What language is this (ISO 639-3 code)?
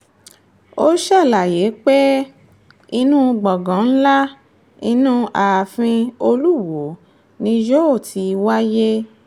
yor